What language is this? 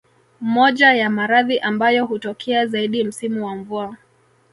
Swahili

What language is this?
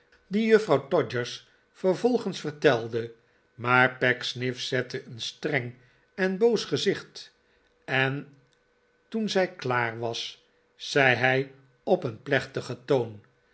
Dutch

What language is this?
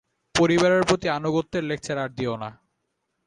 Bangla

